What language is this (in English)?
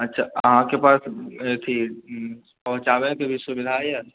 Maithili